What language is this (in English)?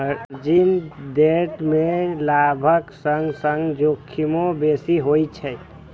Maithili